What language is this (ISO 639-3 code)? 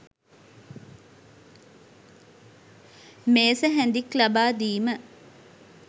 sin